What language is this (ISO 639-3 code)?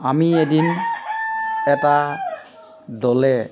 asm